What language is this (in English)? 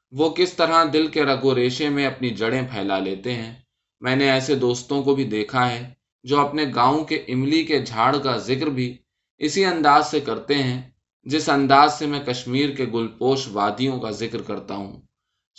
Urdu